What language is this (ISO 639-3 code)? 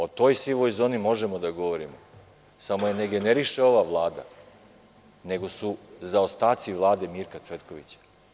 srp